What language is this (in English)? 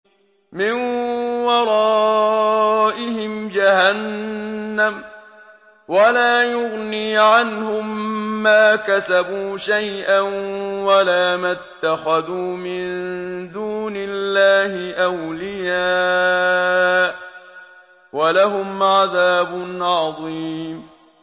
Arabic